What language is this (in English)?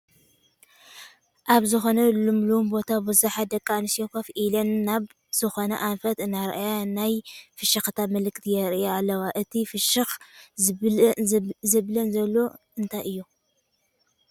Tigrinya